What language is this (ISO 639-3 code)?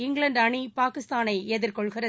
tam